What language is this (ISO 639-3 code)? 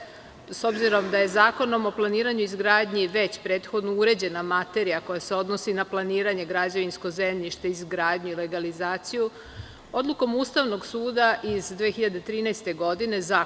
srp